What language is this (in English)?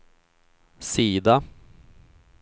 Swedish